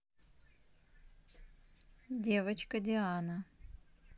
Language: Russian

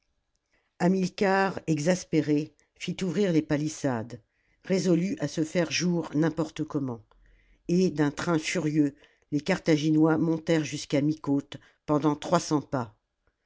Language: French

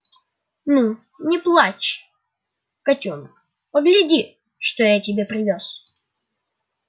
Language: Russian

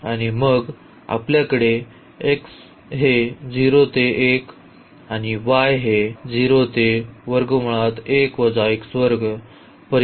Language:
Marathi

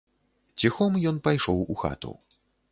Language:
Belarusian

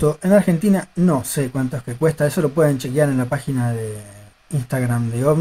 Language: Spanish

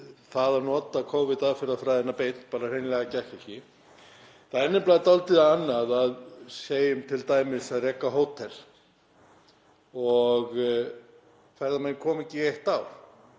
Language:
Icelandic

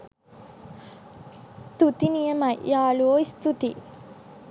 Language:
Sinhala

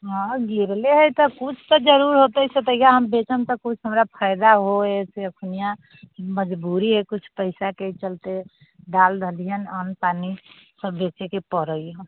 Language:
Maithili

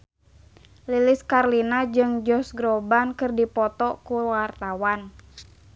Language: Sundanese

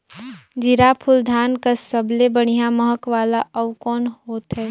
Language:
Chhattisgarhi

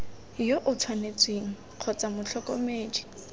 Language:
Tswana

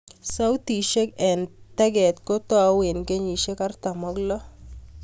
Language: Kalenjin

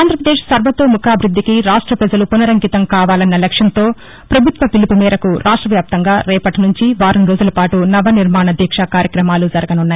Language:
Telugu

